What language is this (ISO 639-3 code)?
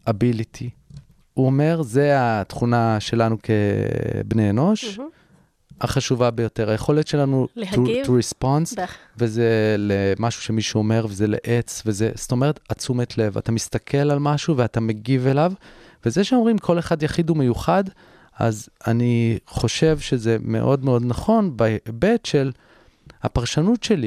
heb